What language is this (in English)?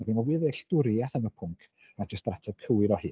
Welsh